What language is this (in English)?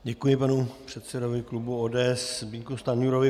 Czech